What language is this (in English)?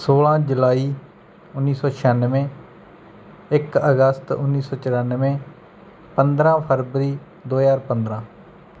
Punjabi